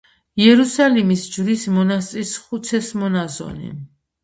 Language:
Georgian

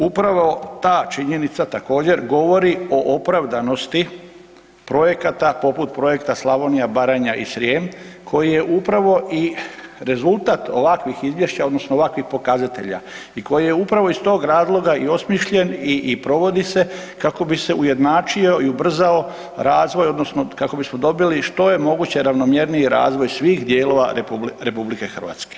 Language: Croatian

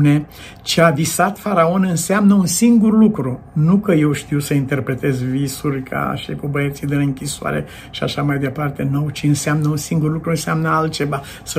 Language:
Romanian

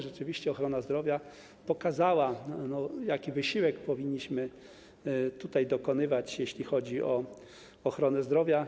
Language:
Polish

